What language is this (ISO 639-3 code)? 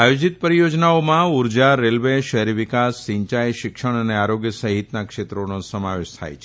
guj